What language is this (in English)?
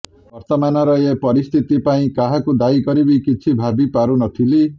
Odia